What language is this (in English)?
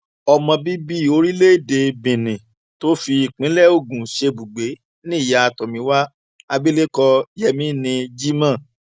Yoruba